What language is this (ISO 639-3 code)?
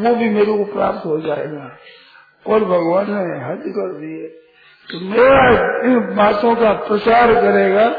hin